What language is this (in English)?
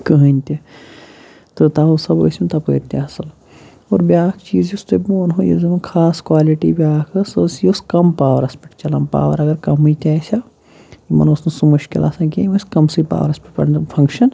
Kashmiri